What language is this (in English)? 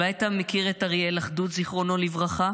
Hebrew